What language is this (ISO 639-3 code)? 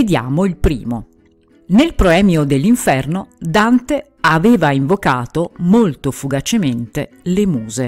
ita